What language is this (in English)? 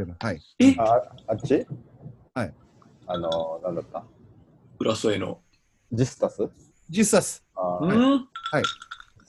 Japanese